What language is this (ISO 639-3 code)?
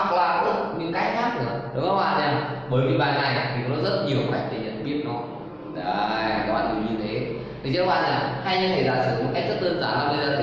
vie